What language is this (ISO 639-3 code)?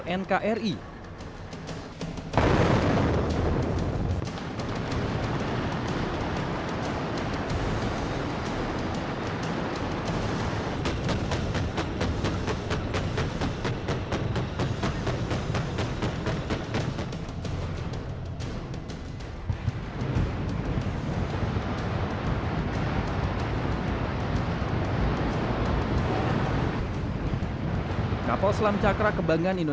ind